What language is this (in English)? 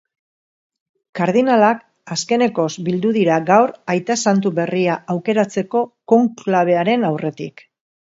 Basque